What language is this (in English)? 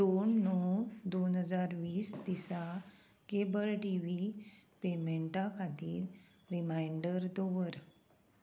Konkani